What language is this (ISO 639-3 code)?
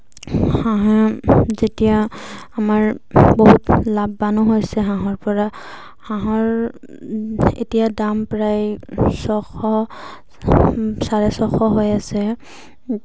asm